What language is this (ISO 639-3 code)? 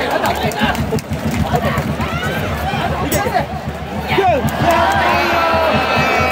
jpn